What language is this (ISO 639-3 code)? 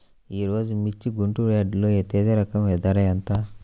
tel